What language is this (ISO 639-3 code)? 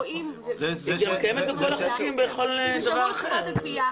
heb